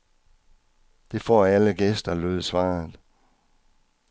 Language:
Danish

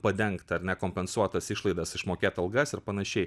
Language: Lithuanian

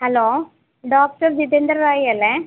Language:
Malayalam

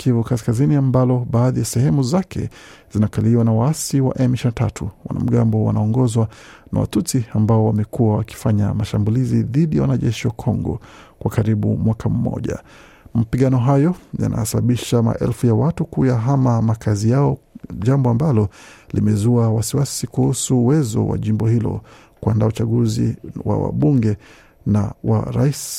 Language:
Swahili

